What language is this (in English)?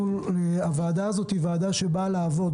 Hebrew